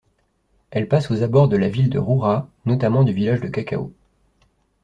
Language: French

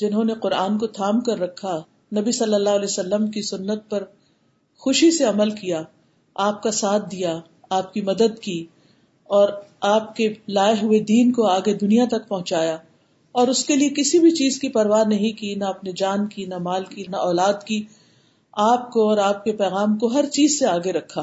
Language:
Urdu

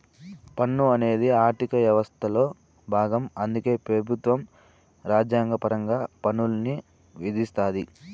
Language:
Telugu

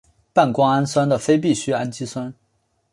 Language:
Chinese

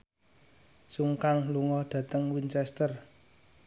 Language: Javanese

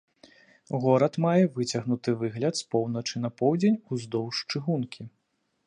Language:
Belarusian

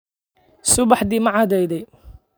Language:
Somali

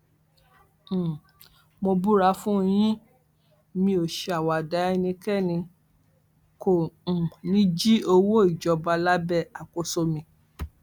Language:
Yoruba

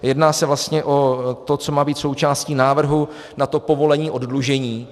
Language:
Czech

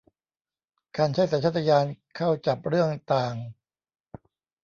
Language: Thai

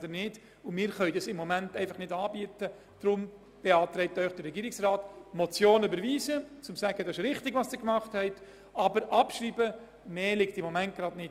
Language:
Swiss German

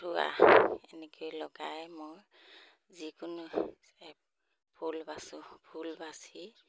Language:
Assamese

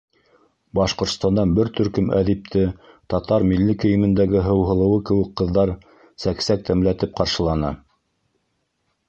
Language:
Bashkir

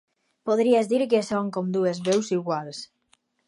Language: Catalan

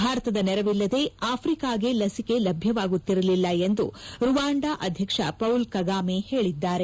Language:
Kannada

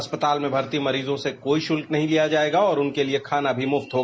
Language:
Hindi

